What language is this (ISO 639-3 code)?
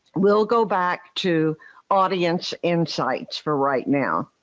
eng